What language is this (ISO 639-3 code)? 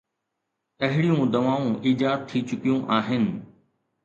snd